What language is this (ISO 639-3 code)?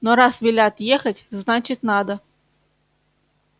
rus